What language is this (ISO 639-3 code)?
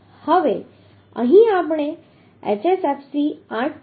guj